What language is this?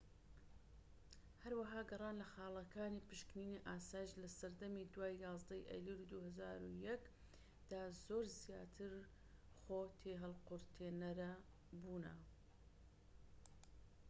Central Kurdish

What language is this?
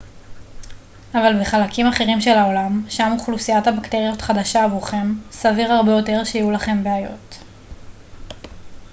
Hebrew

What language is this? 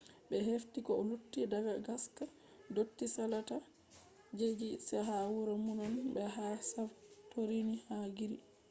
Fula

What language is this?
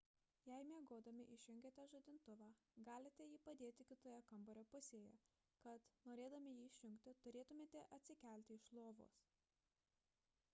Lithuanian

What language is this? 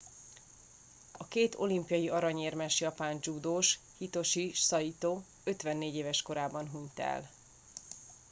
Hungarian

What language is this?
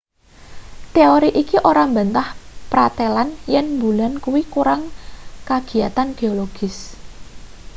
Javanese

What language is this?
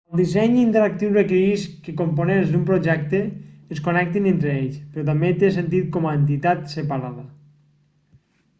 Catalan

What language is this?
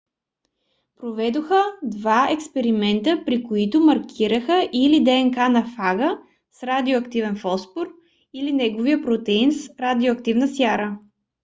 Bulgarian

